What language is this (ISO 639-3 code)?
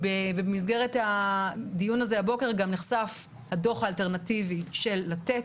heb